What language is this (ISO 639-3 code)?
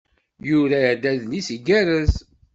kab